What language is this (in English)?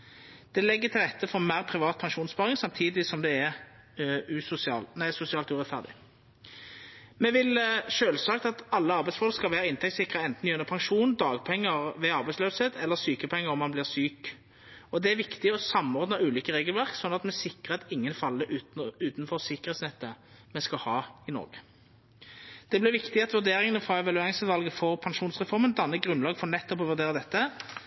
Norwegian Nynorsk